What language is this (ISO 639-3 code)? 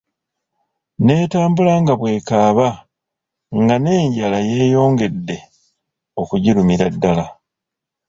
lug